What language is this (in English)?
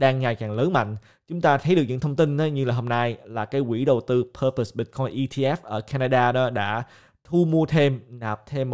Vietnamese